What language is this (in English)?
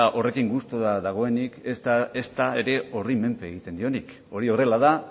Basque